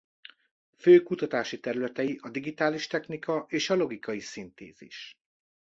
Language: Hungarian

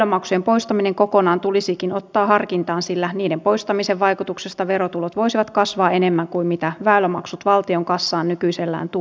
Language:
Finnish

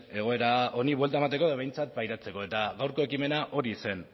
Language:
Basque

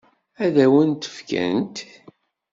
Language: Kabyle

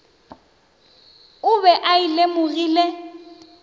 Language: Northern Sotho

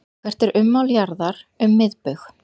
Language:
Icelandic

